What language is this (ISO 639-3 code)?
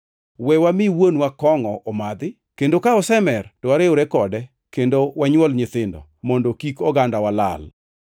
luo